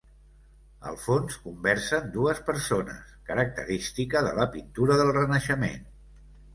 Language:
Catalan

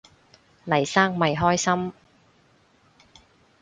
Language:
Cantonese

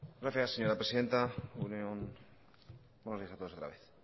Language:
Spanish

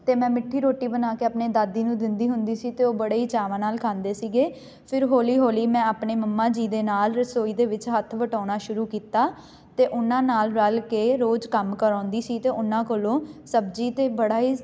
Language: Punjabi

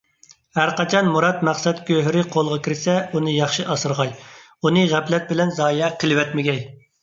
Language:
Uyghur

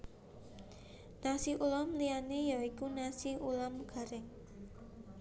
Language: Javanese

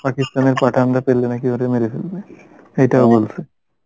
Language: Bangla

